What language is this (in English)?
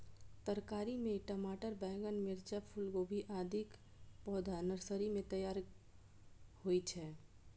Maithili